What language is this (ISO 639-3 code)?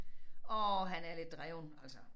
dan